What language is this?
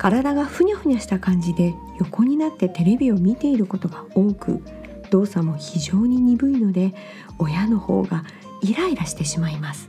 Japanese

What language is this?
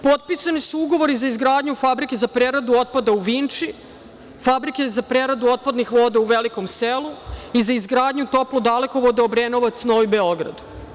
Serbian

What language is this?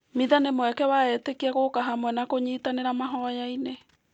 Kikuyu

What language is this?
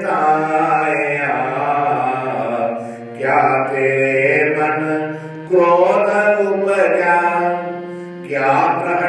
Romanian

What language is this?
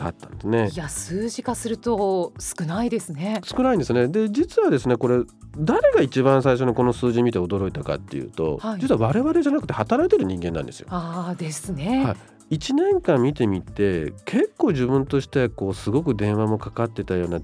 Japanese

